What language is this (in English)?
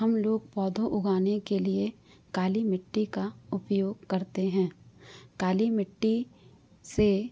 Hindi